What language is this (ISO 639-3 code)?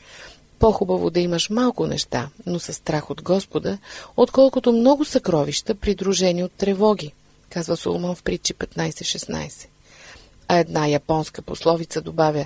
bul